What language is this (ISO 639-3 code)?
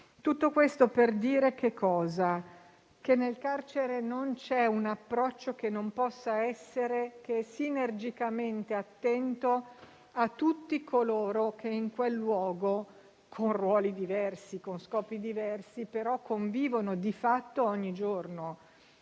ita